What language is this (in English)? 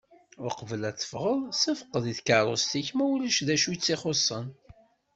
Kabyle